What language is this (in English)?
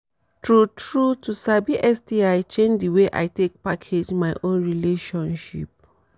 Nigerian Pidgin